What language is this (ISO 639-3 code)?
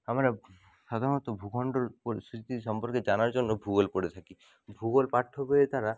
ben